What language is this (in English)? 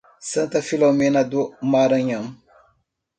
Portuguese